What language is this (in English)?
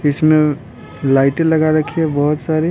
Hindi